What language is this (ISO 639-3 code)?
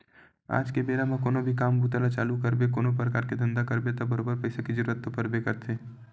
hne